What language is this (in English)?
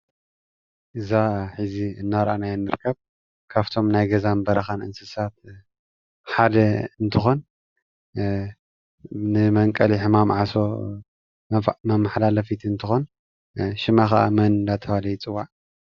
Tigrinya